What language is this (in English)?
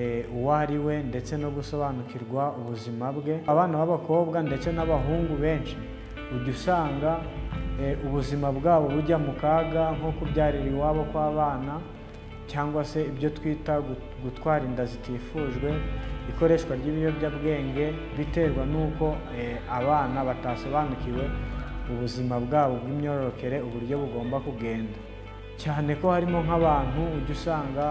Turkish